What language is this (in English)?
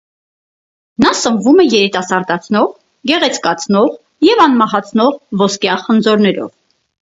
Armenian